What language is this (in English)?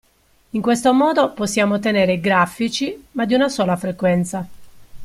Italian